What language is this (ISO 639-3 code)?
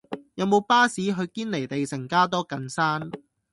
yue